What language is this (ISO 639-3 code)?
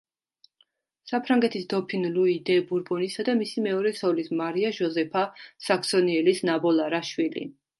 kat